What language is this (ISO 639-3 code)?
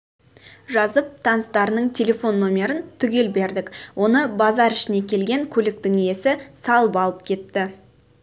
kaz